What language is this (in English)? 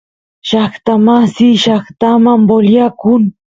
Santiago del Estero Quichua